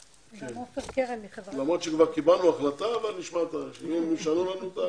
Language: Hebrew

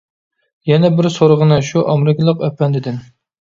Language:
Uyghur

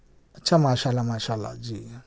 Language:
Urdu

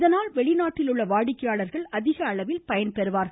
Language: Tamil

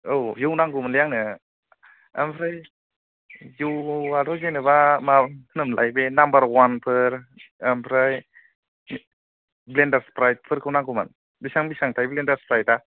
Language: Bodo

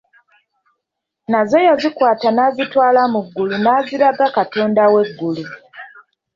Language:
Ganda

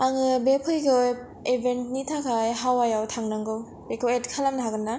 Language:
Bodo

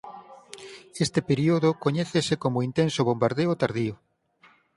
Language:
Galician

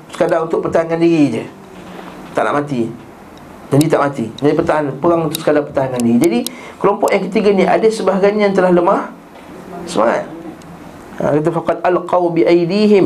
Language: Malay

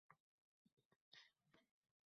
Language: Uzbek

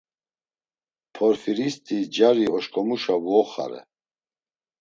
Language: Laz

